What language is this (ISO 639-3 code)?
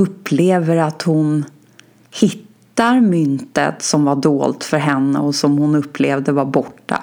swe